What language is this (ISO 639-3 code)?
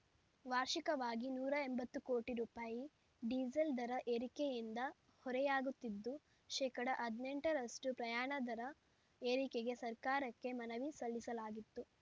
kan